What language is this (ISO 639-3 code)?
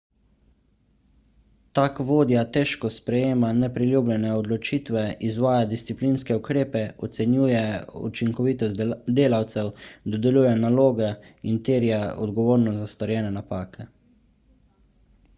slv